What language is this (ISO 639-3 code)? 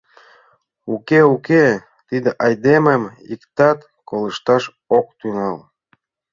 chm